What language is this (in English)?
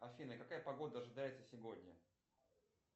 Russian